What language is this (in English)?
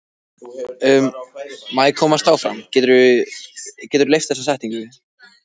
Icelandic